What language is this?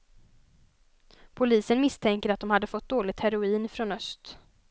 Swedish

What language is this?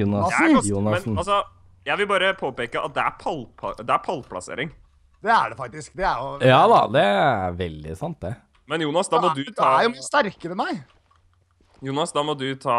Norwegian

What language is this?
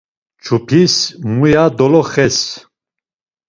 Laz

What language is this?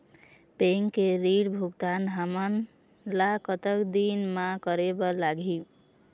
Chhattisgarhi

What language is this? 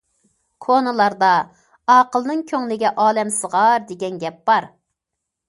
Uyghur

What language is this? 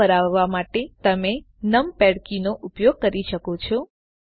Gujarati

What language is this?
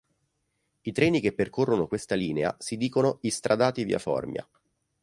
Italian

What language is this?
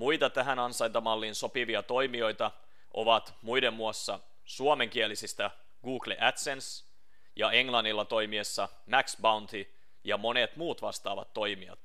Finnish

